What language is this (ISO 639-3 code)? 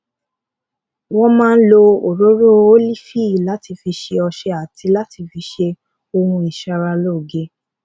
yor